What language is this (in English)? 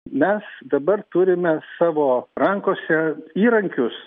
Lithuanian